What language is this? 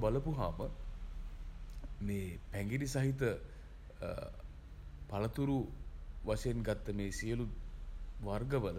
Sinhala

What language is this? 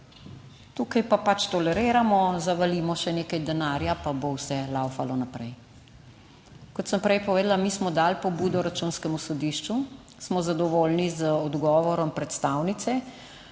Slovenian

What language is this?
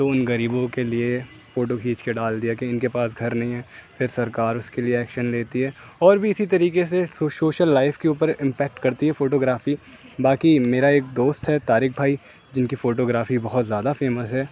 Urdu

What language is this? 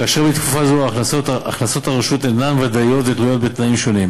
Hebrew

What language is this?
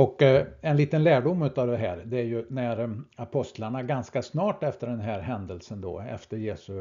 Swedish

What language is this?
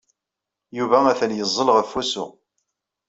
Kabyle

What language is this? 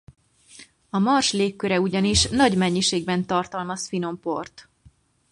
Hungarian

